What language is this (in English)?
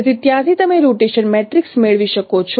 Gujarati